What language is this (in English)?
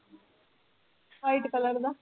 Punjabi